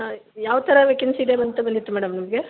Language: Kannada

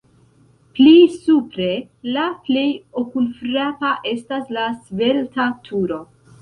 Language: Esperanto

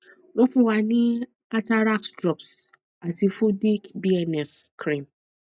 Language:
Yoruba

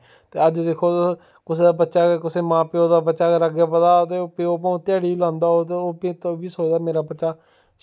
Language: Dogri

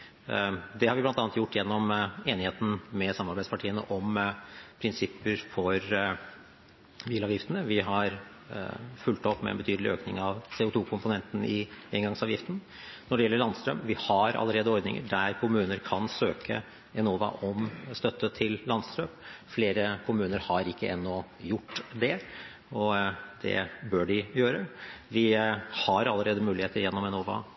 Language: Norwegian Bokmål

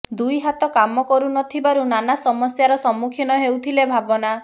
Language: Odia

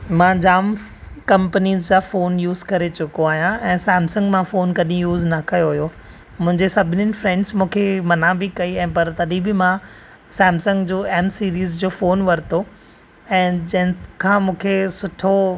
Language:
Sindhi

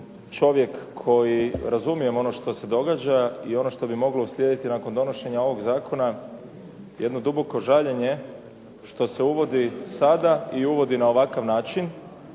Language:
Croatian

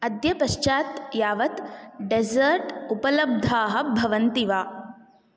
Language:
Sanskrit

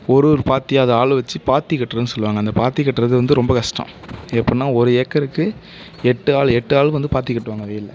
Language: Tamil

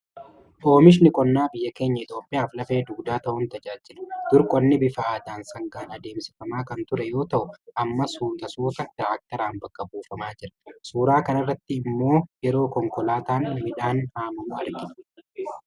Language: Oromo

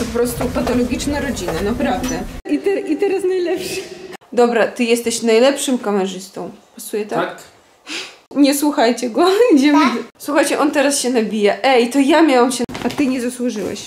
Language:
Polish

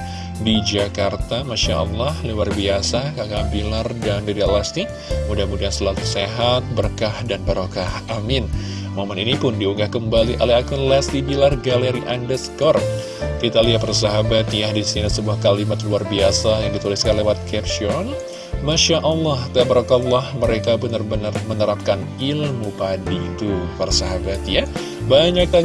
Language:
Indonesian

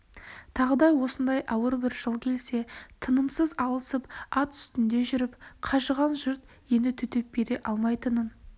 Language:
Kazakh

